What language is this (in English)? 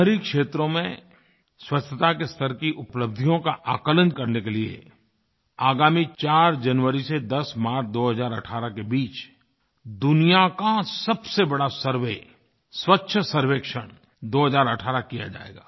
Hindi